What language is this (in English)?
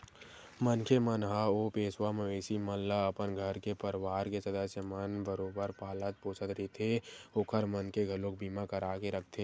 Chhattisgarhi